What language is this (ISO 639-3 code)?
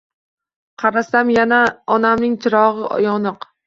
uzb